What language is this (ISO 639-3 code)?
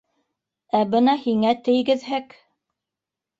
bak